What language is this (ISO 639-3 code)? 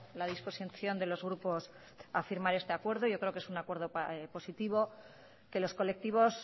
spa